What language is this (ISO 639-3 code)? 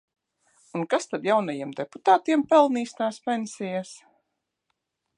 lav